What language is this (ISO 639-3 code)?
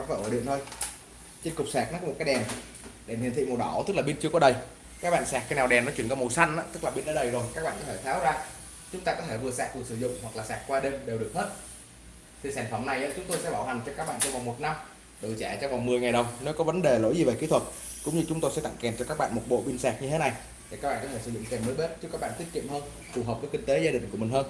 vie